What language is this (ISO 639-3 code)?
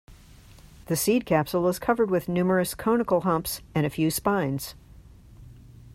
eng